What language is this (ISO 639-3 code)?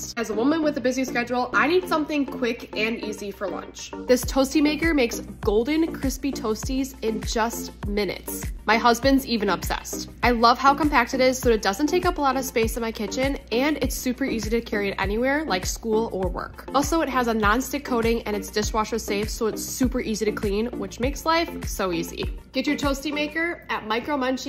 eng